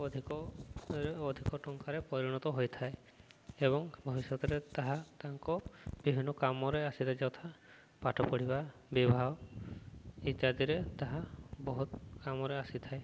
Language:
Odia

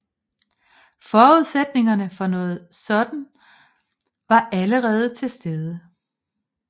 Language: Danish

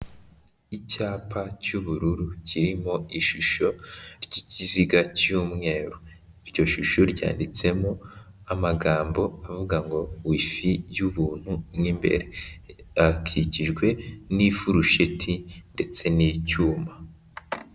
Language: Kinyarwanda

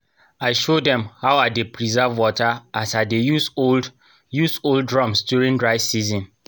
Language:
Nigerian Pidgin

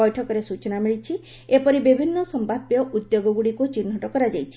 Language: Odia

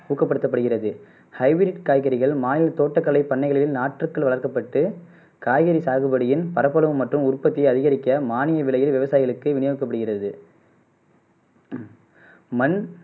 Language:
Tamil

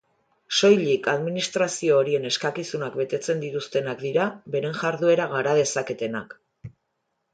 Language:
Basque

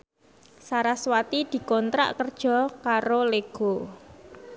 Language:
Javanese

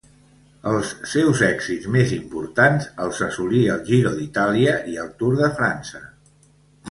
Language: Catalan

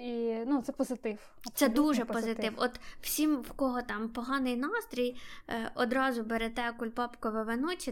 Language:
Ukrainian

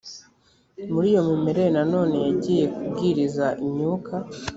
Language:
Kinyarwanda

